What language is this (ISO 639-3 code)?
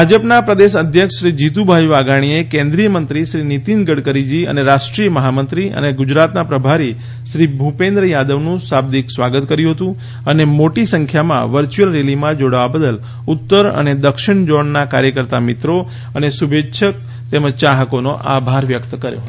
guj